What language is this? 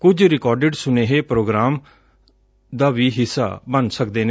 Punjabi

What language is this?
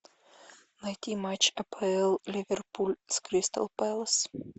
Russian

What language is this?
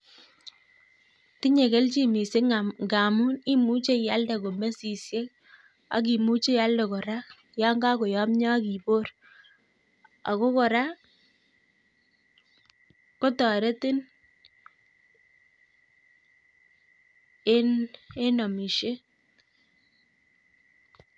Kalenjin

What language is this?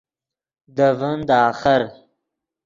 Yidgha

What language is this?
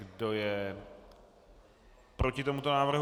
Czech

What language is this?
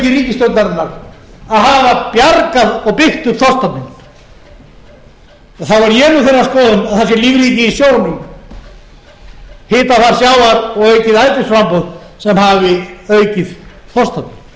Icelandic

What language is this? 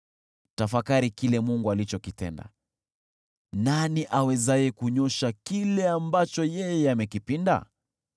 Swahili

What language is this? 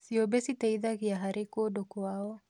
Kikuyu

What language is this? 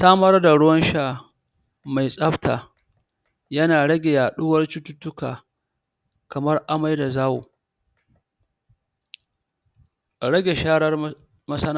Hausa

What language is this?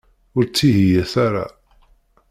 Kabyle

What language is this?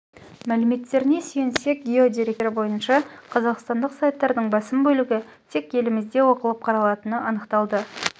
Kazakh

